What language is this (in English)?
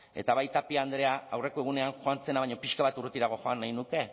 Basque